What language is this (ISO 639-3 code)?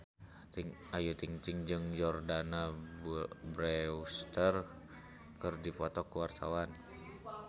sun